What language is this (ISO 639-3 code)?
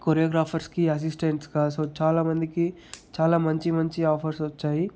tel